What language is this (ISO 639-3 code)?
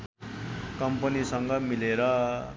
nep